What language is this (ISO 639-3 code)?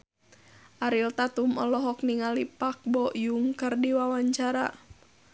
sun